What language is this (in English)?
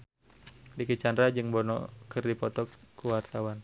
Sundanese